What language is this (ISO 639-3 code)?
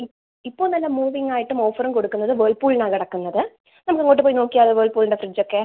mal